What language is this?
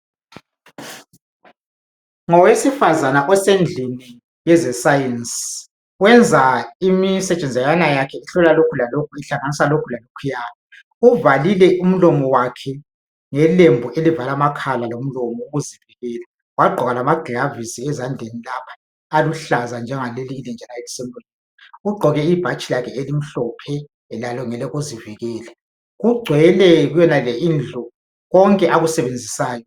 North Ndebele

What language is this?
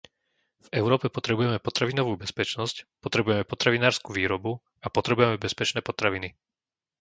Slovak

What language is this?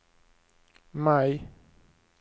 Swedish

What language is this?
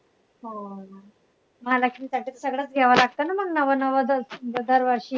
Marathi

